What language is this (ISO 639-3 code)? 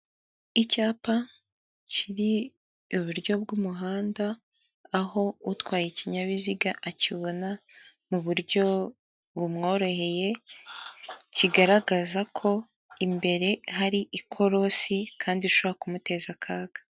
kin